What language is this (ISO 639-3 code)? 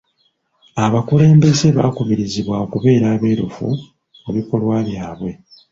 lug